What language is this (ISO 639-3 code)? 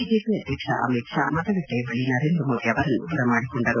kan